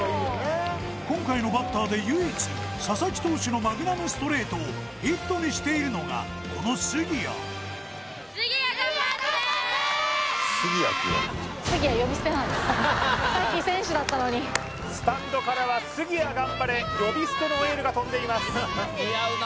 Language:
Japanese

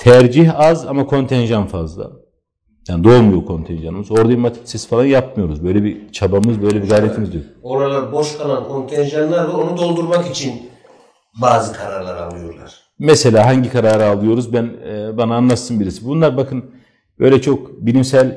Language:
Turkish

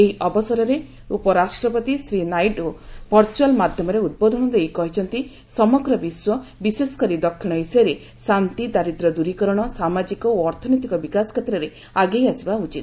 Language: Odia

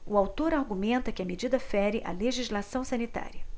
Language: Portuguese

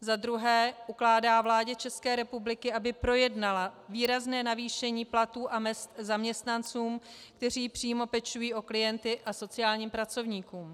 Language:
Czech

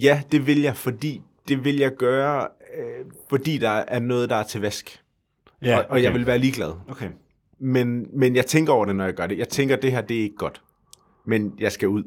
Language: Danish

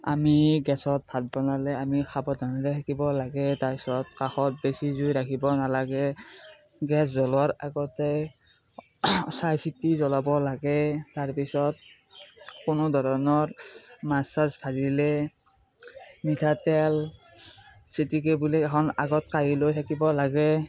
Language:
Assamese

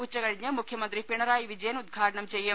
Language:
Malayalam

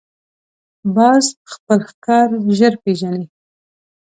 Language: Pashto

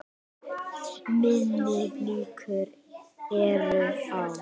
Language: Icelandic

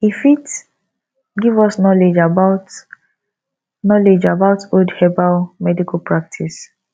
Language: Nigerian Pidgin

